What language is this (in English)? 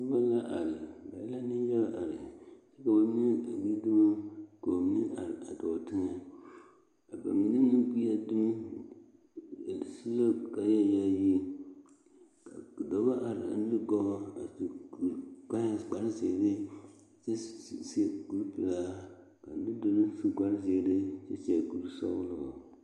Southern Dagaare